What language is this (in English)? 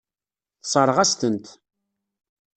Kabyle